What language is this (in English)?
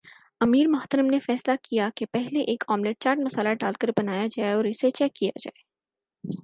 Urdu